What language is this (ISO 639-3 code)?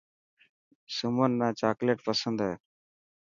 mki